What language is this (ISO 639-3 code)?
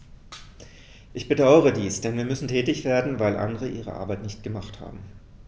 deu